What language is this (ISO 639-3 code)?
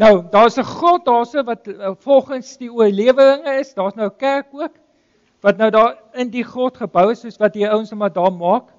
nld